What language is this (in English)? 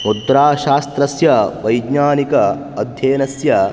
Sanskrit